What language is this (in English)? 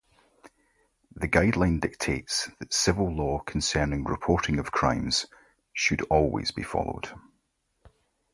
English